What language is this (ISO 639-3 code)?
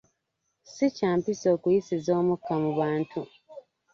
lug